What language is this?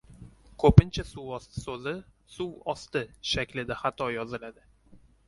Uzbek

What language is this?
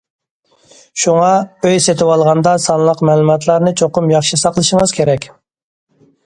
Uyghur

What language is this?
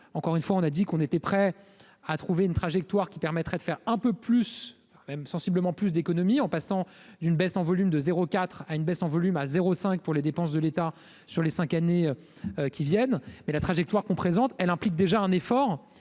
French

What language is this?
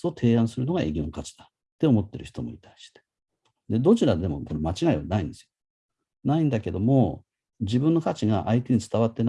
Japanese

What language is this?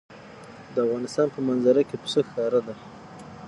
Pashto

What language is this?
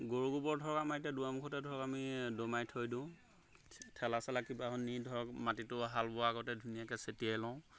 Assamese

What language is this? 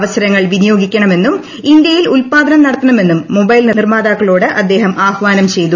Malayalam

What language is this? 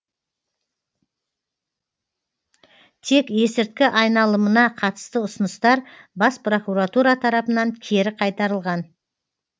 Kazakh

